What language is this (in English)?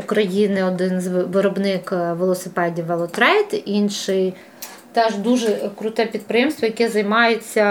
Ukrainian